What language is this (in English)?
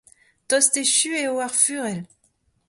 Breton